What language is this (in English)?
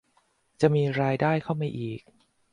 Thai